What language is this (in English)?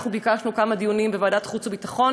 Hebrew